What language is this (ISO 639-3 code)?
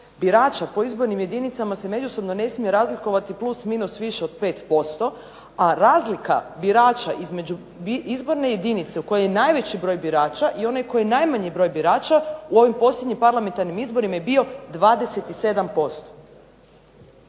hrv